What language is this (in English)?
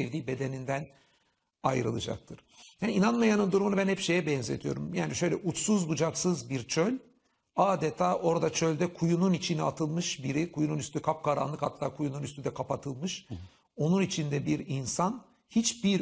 Turkish